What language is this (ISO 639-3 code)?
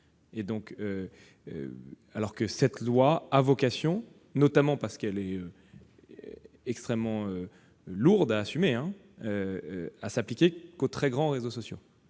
fra